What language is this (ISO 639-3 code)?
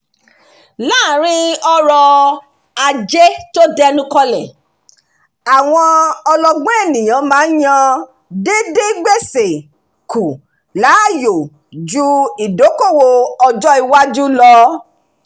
yor